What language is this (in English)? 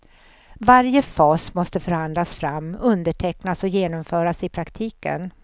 Swedish